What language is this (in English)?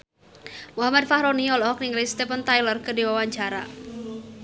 Sundanese